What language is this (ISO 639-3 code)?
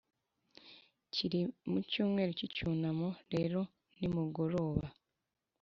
kin